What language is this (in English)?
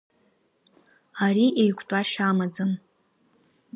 Abkhazian